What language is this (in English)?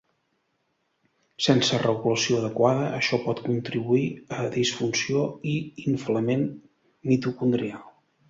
Catalan